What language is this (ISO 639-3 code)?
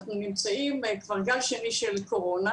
heb